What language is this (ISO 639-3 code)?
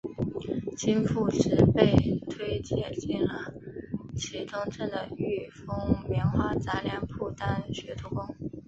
zho